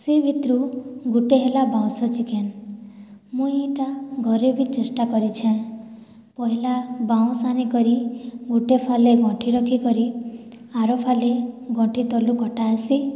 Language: Odia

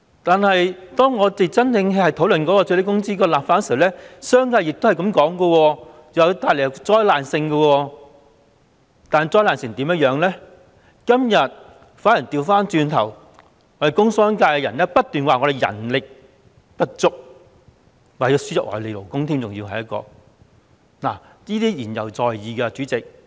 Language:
Cantonese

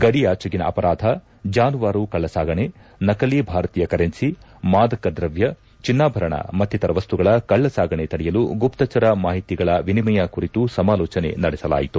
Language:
Kannada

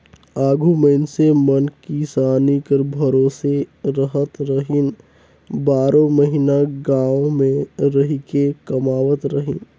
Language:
Chhattisgarhi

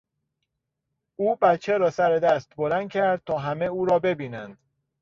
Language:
Persian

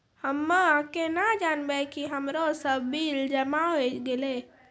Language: Maithili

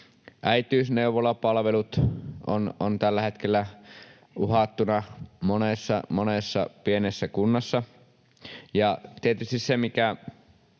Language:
Finnish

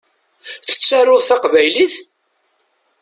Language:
Kabyle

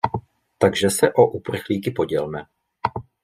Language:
Czech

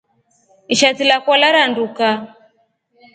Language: Rombo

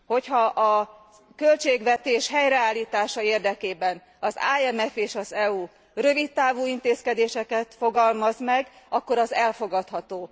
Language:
Hungarian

